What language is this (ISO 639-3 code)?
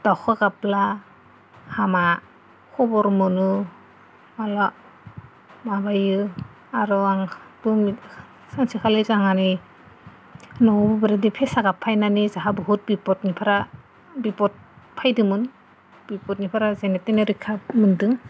brx